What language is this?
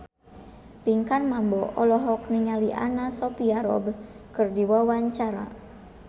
Sundanese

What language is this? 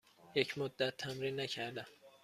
Persian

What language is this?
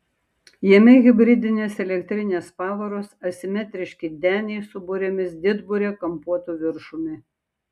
Lithuanian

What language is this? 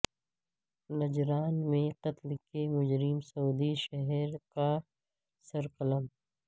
Urdu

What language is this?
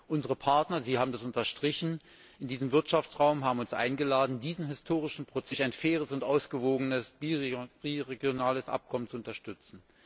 German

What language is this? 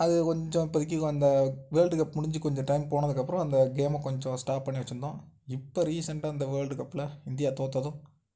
Tamil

